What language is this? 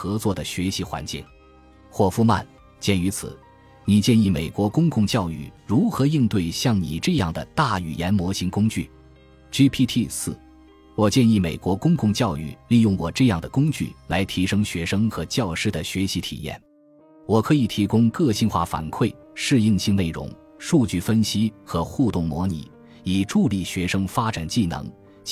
Chinese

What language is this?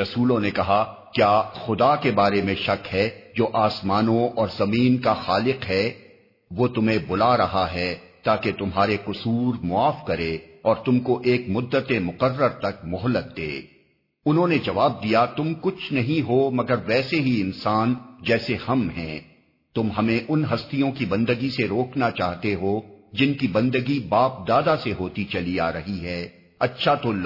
Urdu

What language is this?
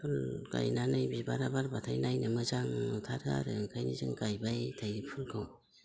Bodo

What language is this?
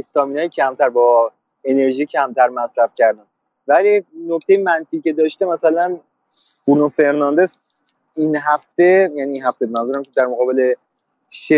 Persian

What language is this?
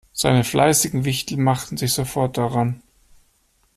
German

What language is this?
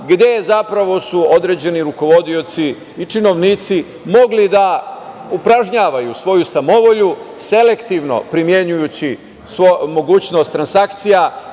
Serbian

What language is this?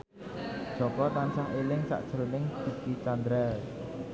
Javanese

